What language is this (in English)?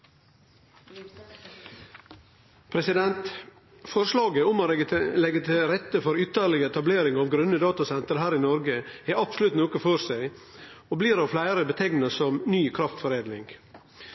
Norwegian